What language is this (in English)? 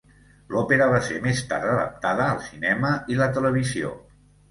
Catalan